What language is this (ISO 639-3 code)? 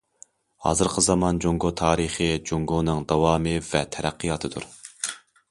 uig